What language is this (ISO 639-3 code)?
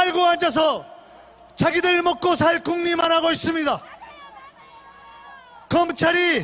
kor